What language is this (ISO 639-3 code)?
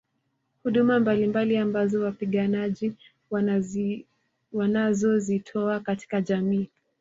swa